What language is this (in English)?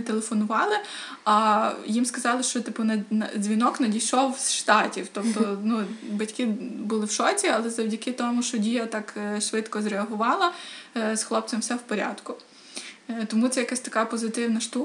Ukrainian